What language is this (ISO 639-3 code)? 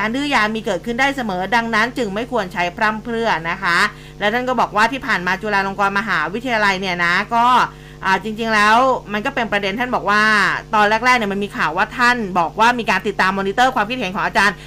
tha